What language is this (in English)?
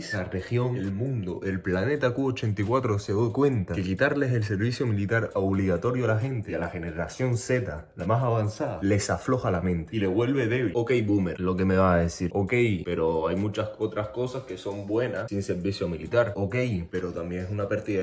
Spanish